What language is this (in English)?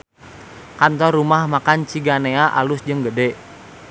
Sundanese